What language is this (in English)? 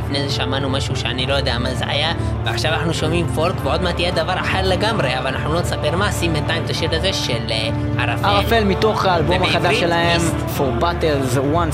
Hebrew